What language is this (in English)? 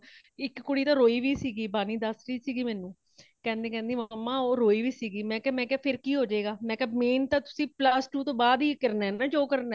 Punjabi